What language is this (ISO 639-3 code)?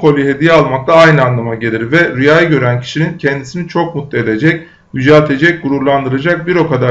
tur